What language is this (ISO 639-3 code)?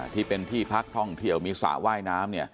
tha